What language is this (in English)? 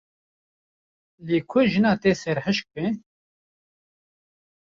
Kurdish